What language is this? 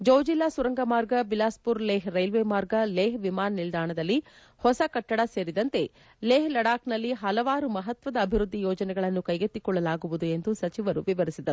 Kannada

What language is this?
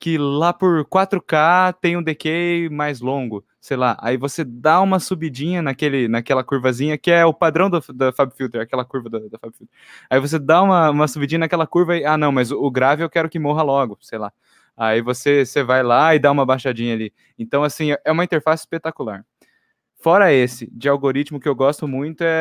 Portuguese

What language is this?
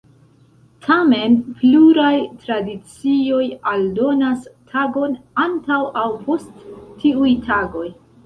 Esperanto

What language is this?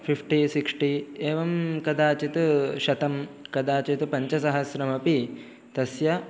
Sanskrit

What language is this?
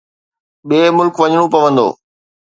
Sindhi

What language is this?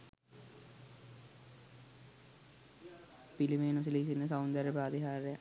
Sinhala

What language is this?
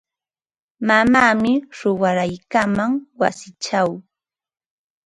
Ambo-Pasco Quechua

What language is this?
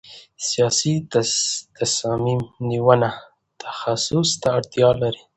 Pashto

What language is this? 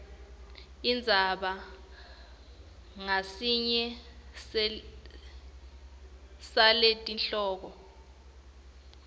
Swati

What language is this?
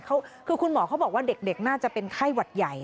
Thai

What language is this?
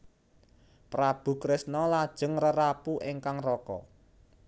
Javanese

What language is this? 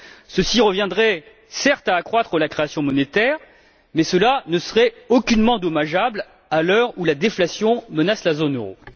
French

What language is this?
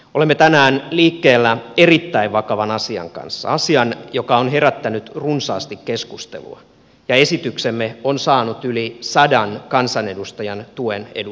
Finnish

